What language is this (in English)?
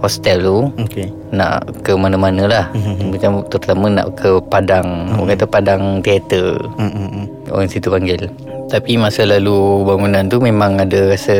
Malay